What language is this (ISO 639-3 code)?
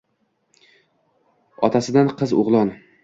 uzb